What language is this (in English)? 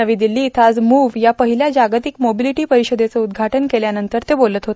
Marathi